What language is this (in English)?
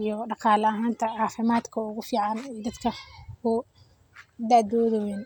Somali